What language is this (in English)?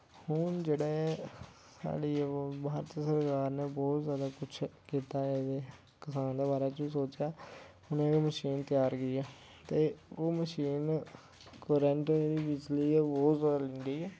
Dogri